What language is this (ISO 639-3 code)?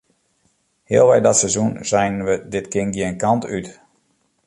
fry